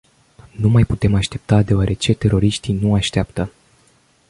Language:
Romanian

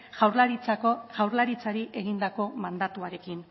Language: Basque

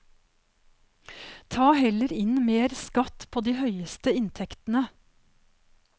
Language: Norwegian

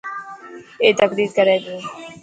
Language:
Dhatki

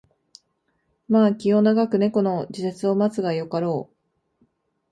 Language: Japanese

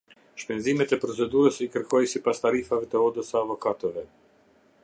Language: Albanian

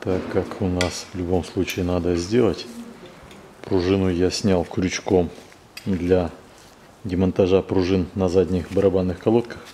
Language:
Russian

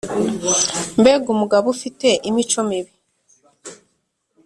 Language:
Kinyarwanda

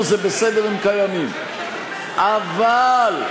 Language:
Hebrew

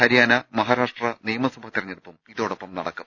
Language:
Malayalam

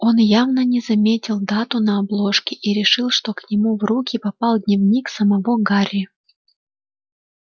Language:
Russian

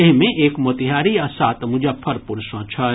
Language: Maithili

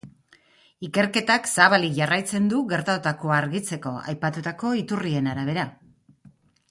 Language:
Basque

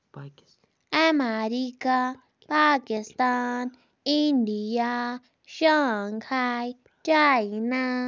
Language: Kashmiri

